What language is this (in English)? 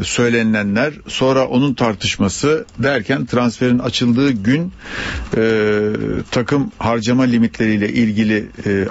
Turkish